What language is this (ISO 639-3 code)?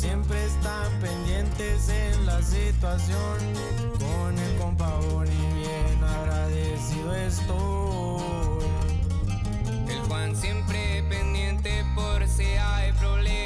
spa